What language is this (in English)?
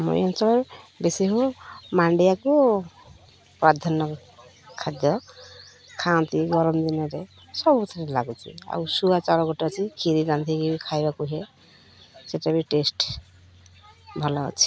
Odia